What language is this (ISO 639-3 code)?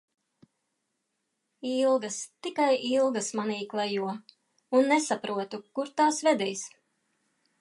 lav